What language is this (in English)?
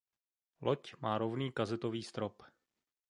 Czech